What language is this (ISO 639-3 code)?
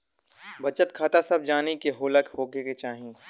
bho